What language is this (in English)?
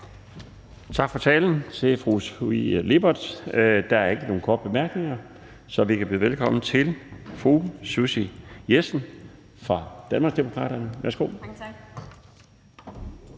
Danish